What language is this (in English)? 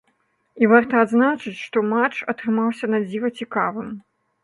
Belarusian